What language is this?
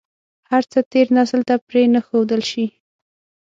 Pashto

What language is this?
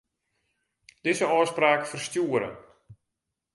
Western Frisian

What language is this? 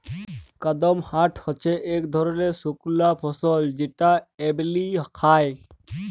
Bangla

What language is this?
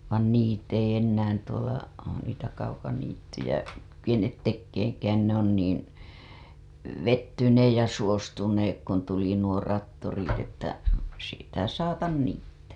Finnish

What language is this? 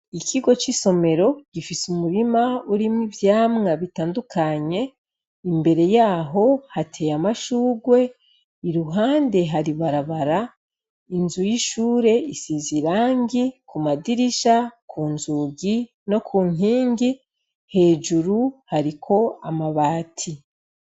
Rundi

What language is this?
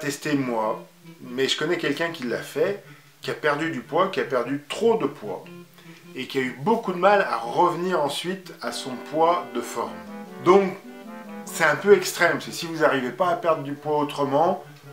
French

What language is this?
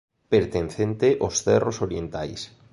Galician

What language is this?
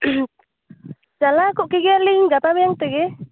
Santali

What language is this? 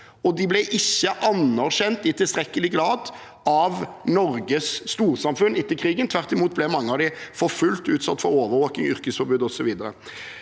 Norwegian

